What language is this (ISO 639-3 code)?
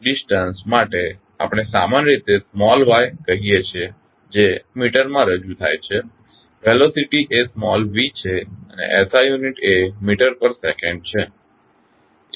guj